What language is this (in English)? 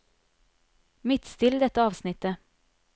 Norwegian